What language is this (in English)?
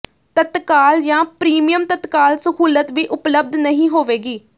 Punjabi